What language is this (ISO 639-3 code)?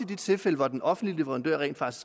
dan